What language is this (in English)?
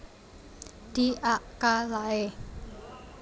Javanese